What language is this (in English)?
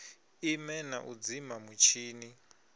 Venda